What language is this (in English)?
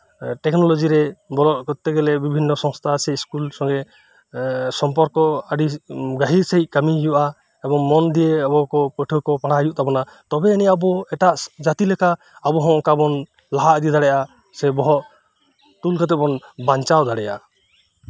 Santali